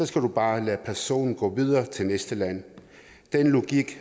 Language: Danish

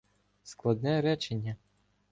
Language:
Ukrainian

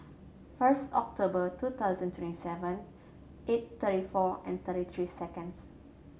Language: English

